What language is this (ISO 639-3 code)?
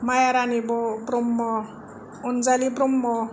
brx